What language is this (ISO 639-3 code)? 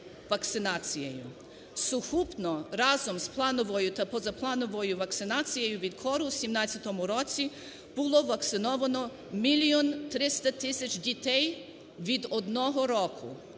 ukr